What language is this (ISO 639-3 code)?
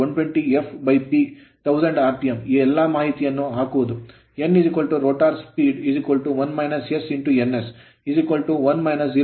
kan